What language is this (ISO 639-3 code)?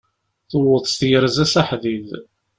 kab